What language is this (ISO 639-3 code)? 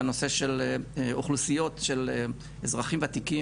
heb